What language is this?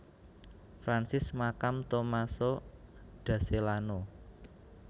Javanese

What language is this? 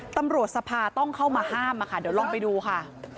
Thai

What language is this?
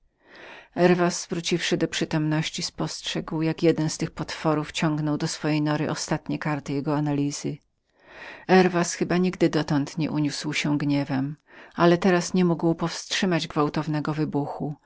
Polish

